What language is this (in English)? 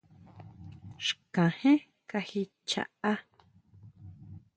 Huautla Mazatec